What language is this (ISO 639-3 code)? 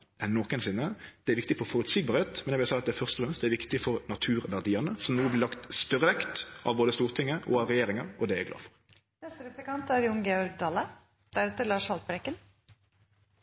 nno